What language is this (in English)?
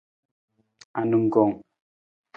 Nawdm